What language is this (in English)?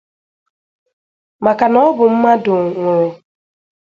Igbo